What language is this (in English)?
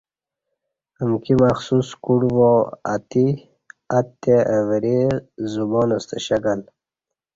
Kati